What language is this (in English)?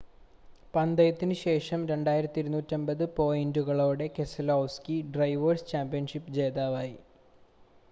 Malayalam